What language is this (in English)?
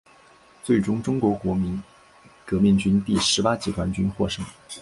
Chinese